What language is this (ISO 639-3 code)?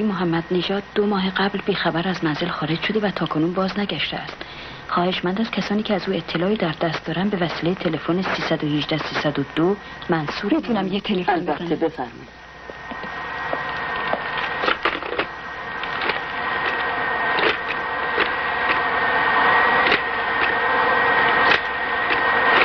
fas